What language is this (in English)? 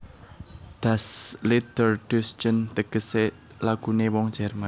Javanese